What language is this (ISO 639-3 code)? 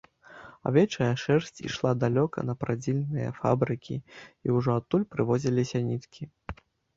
bel